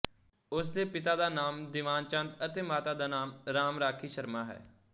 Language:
Punjabi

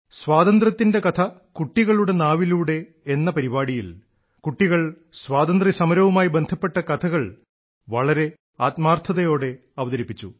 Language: Malayalam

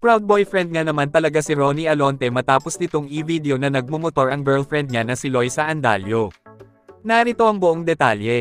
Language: Filipino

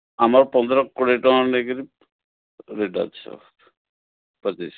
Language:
Odia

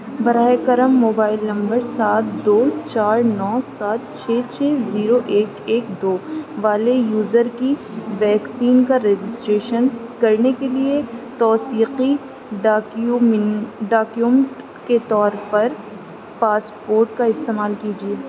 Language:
Urdu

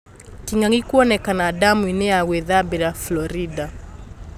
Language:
Kikuyu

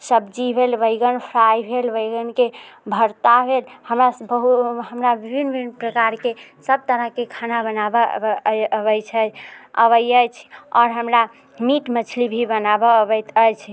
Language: Maithili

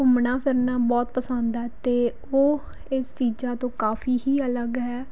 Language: Punjabi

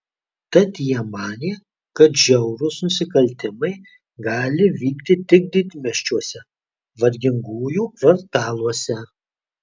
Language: Lithuanian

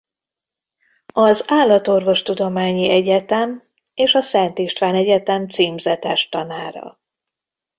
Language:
Hungarian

